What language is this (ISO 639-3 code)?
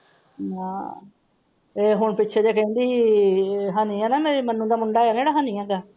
pan